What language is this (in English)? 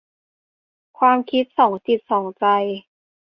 Thai